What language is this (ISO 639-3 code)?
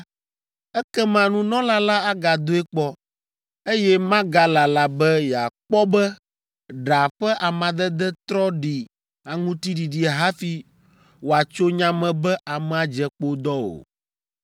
ewe